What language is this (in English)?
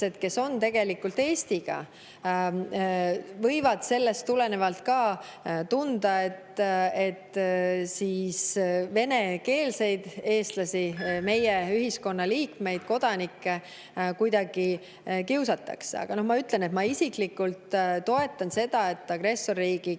Estonian